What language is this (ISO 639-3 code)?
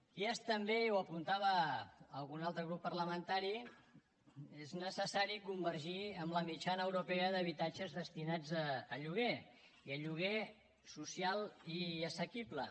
cat